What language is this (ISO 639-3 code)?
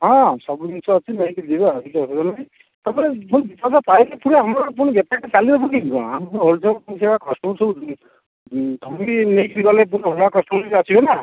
ori